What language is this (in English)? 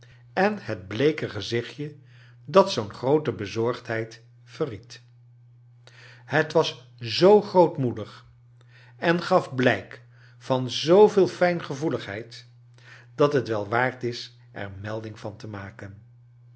Dutch